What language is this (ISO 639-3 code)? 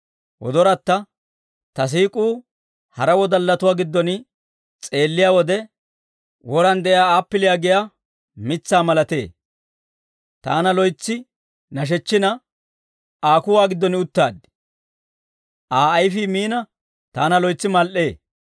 dwr